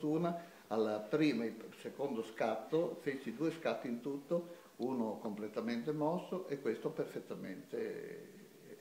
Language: Italian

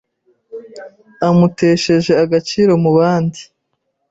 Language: Kinyarwanda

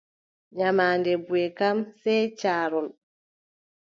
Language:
Adamawa Fulfulde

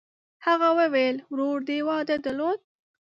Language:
Pashto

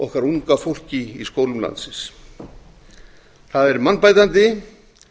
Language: Icelandic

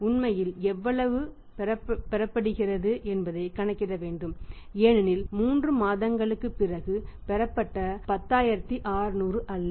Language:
Tamil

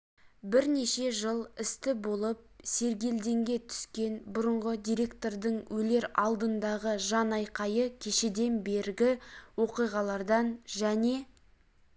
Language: Kazakh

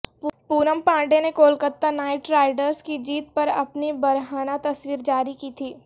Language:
Urdu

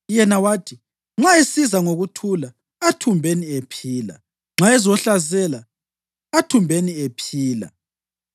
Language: North Ndebele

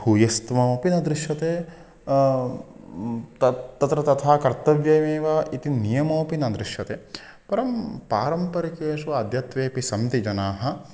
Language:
Sanskrit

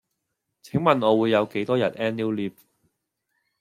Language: Cantonese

